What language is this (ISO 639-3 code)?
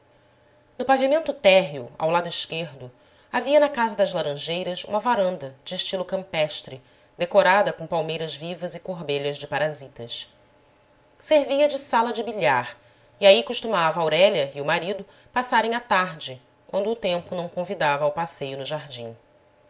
por